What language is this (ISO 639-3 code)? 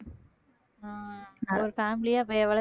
tam